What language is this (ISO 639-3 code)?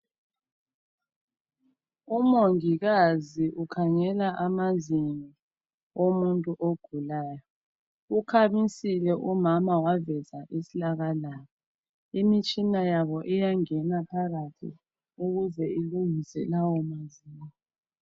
nde